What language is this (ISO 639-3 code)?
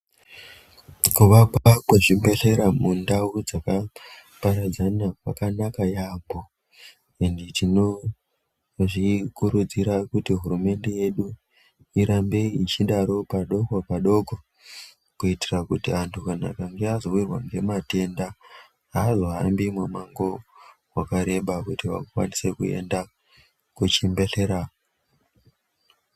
ndc